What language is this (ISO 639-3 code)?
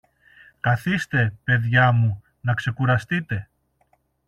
ell